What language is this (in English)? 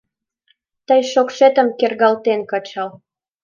Mari